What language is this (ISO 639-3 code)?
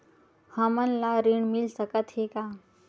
hne